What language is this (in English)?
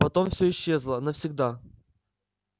Russian